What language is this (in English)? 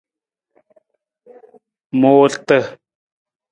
Nawdm